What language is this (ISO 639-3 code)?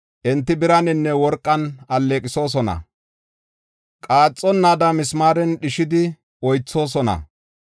gof